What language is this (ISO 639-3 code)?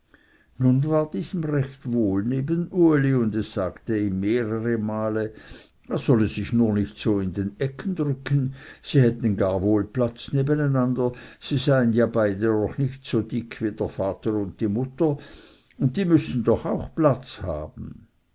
deu